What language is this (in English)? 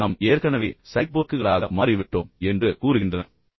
Tamil